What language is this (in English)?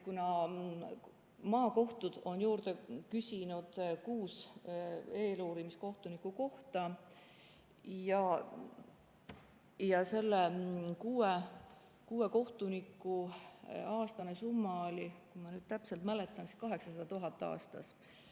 Estonian